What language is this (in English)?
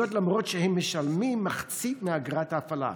Hebrew